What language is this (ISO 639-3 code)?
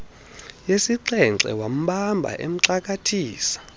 xho